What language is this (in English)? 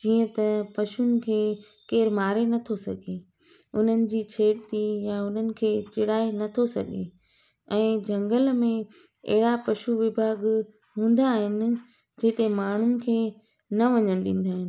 Sindhi